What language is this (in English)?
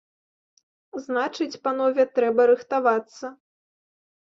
Belarusian